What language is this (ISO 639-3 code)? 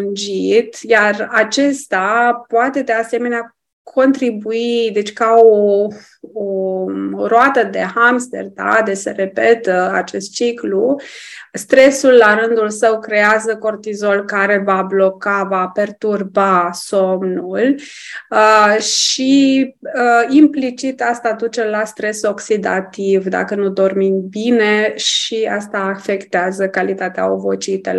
ron